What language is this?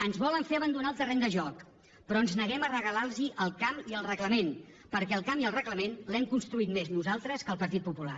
Catalan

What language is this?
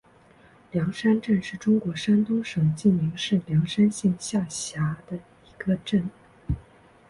Chinese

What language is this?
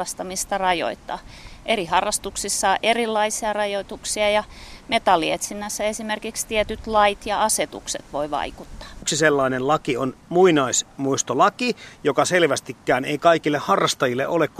Finnish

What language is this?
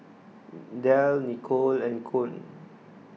English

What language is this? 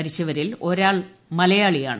Malayalam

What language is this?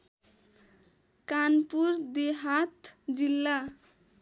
Nepali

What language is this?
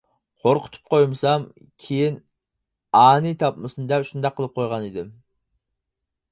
Uyghur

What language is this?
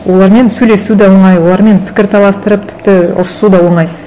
Kazakh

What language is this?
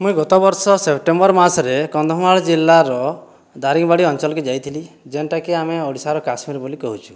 Odia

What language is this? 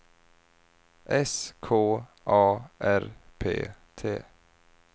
Swedish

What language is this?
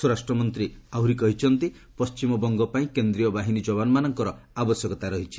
Odia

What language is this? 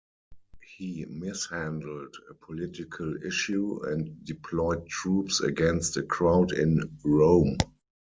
English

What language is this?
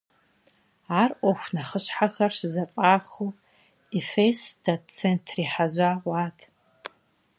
Kabardian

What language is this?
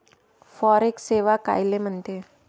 Marathi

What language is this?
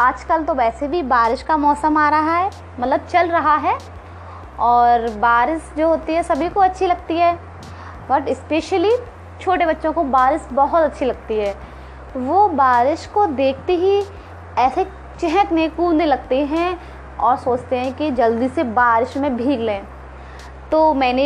Hindi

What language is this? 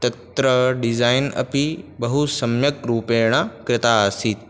Sanskrit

